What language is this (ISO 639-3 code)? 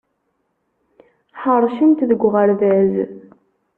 kab